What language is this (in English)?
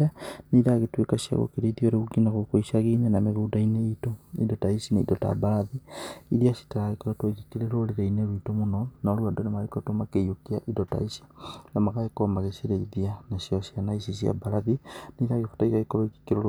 Kikuyu